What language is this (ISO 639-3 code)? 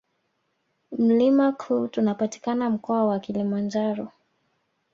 swa